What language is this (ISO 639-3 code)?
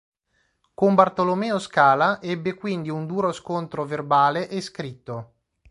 ita